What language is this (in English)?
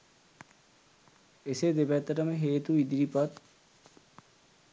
Sinhala